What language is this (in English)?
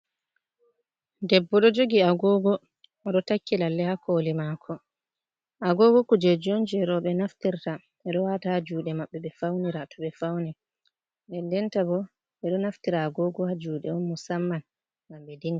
Fula